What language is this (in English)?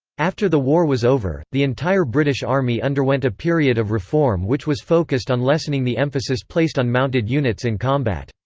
English